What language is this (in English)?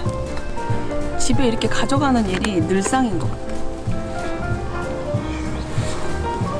Korean